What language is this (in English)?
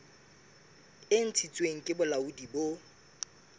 Southern Sotho